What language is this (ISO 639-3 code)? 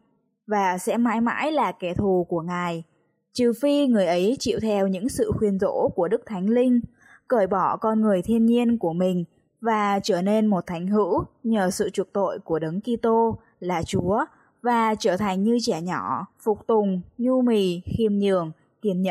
vie